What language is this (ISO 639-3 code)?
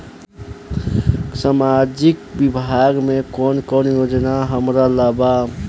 bho